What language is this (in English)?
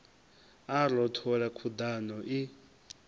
Venda